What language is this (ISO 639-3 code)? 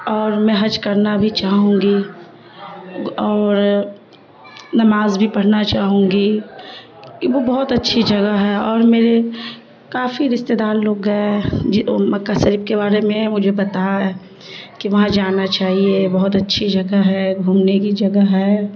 urd